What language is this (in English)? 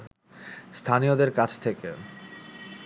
Bangla